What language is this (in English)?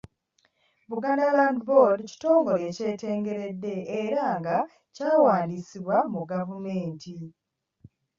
Ganda